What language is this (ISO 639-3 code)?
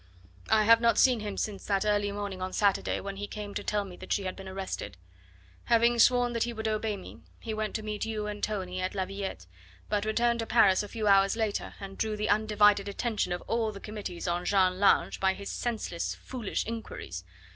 eng